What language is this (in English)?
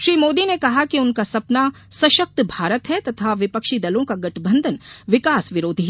Hindi